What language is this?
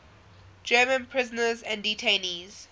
English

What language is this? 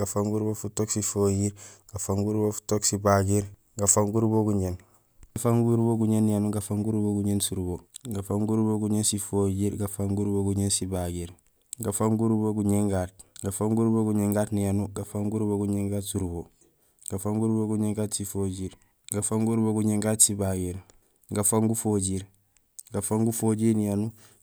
Gusilay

